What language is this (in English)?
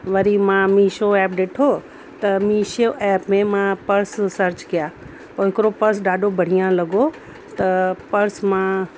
Sindhi